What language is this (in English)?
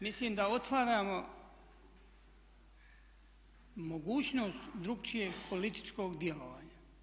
Croatian